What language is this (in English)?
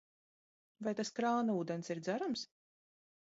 Latvian